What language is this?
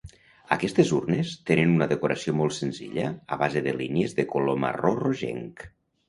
Catalan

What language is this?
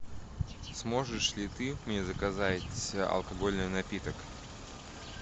Russian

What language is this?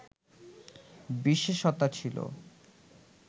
Bangla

